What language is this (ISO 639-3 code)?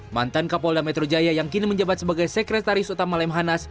ind